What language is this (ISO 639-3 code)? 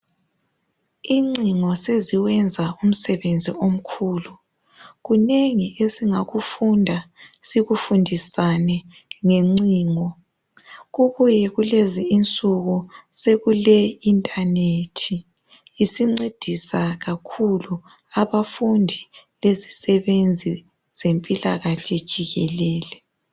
nde